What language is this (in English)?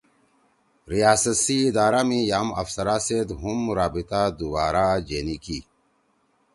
Torwali